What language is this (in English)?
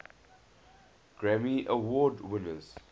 English